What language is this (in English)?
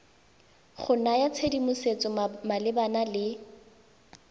Tswana